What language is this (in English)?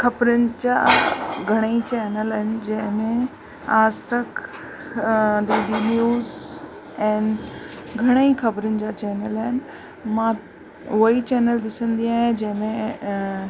Sindhi